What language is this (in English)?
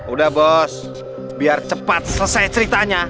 Indonesian